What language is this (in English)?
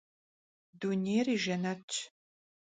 Kabardian